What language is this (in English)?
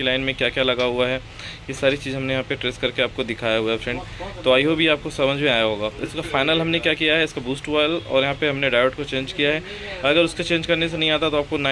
Hindi